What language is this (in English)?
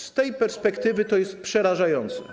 Polish